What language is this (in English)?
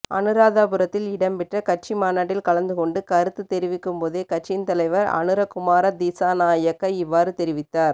Tamil